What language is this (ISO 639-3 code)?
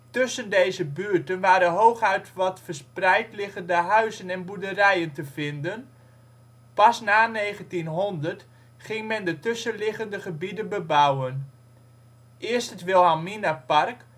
nld